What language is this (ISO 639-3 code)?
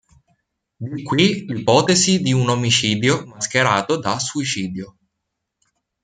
ita